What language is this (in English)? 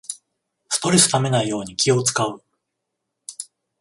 Japanese